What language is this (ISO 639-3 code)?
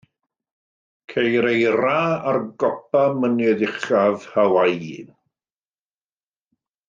cym